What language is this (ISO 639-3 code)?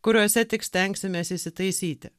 lit